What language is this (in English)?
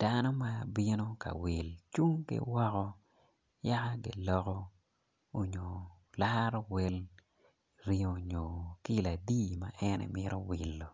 Acoli